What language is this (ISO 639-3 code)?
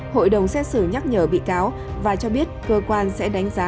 vie